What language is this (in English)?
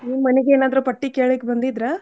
Kannada